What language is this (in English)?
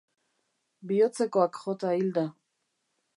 Basque